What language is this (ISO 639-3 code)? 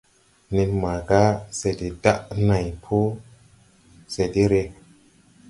tui